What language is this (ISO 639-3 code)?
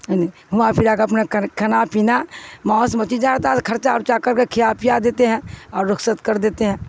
urd